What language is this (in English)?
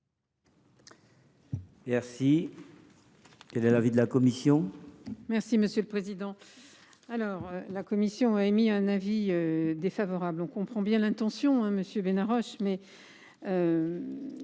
French